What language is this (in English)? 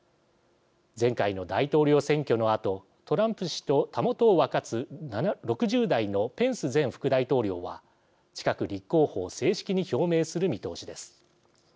Japanese